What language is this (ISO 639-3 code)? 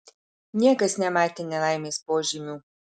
lit